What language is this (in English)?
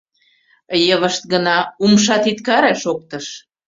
Mari